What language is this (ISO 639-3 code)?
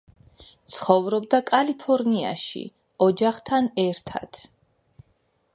kat